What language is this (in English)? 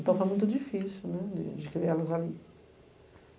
Portuguese